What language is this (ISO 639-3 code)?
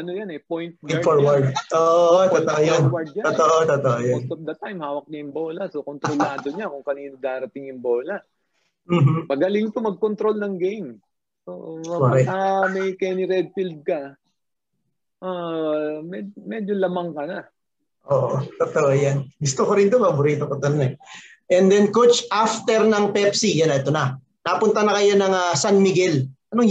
fil